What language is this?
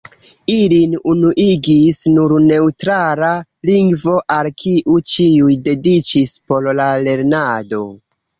Esperanto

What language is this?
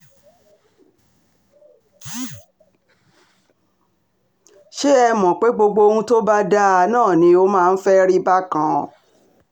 Yoruba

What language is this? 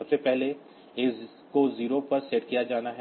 Hindi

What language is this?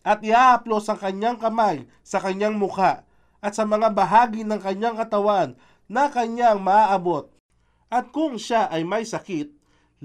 Filipino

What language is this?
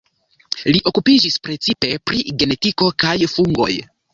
Esperanto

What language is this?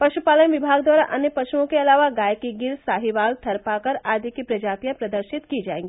Hindi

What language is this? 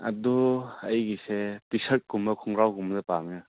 Manipuri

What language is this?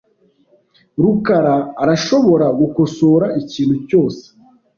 Kinyarwanda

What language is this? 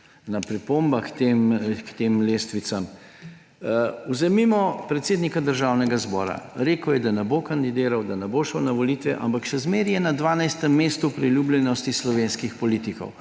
Slovenian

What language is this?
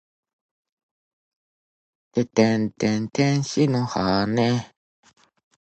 Japanese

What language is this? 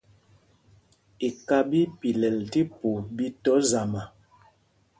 Mpumpong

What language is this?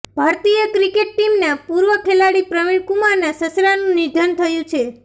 Gujarati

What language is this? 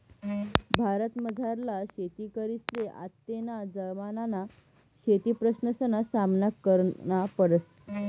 Marathi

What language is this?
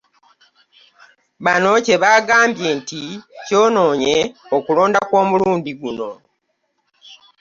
Ganda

